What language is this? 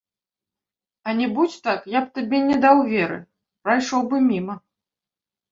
Belarusian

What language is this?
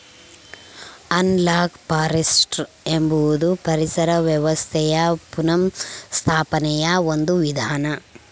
Kannada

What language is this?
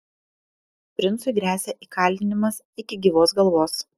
Lithuanian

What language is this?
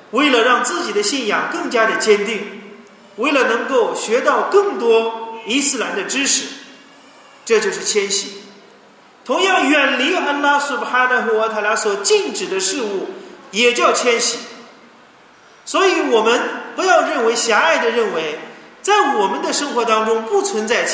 Chinese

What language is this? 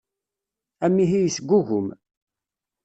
Kabyle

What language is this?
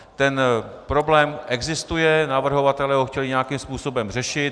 Czech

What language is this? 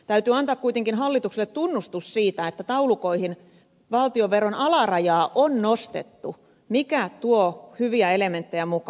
Finnish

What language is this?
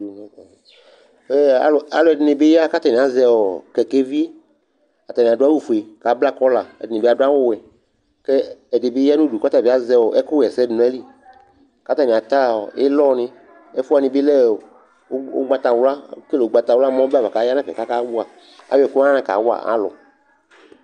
Ikposo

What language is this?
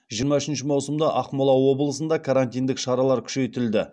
Kazakh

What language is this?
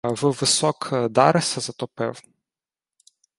Ukrainian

